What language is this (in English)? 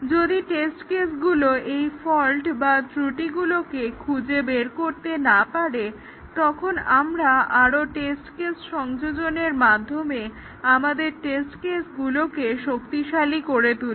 Bangla